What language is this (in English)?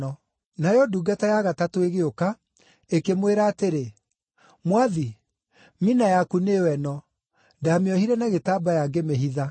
Kikuyu